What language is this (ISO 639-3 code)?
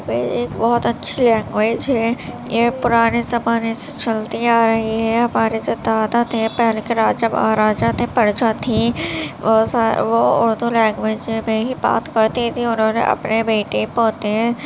urd